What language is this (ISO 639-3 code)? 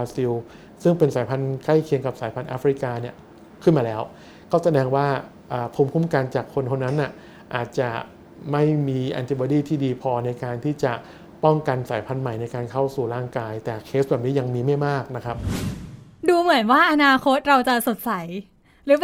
tha